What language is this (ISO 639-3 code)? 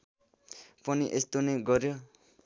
nep